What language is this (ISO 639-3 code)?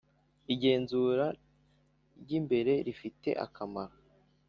kin